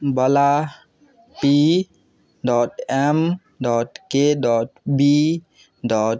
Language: Maithili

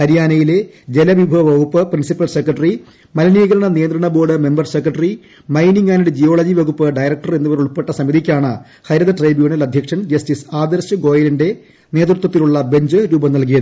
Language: Malayalam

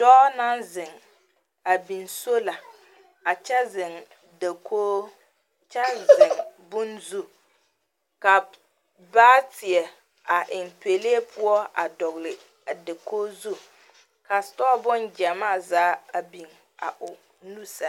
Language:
Southern Dagaare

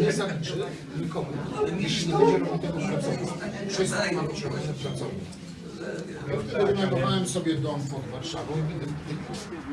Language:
Polish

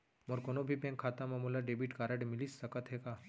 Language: Chhattisgarhi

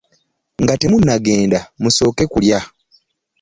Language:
Ganda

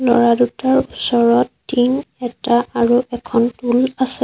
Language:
Assamese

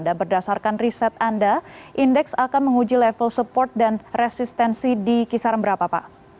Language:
Indonesian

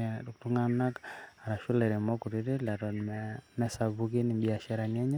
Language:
Masai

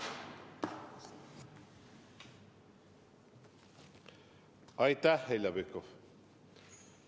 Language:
Estonian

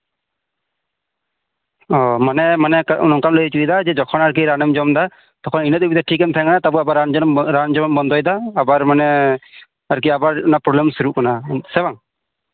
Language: Santali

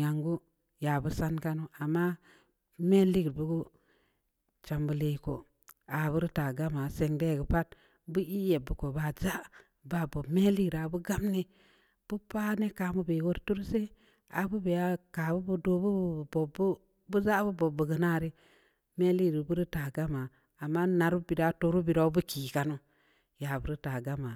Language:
Samba Leko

